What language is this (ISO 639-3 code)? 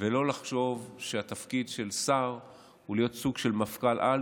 heb